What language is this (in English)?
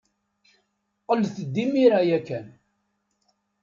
Kabyle